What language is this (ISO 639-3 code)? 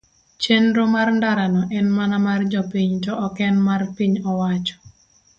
luo